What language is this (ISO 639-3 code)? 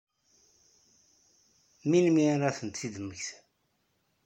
kab